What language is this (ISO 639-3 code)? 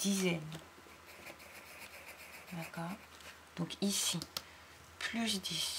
fra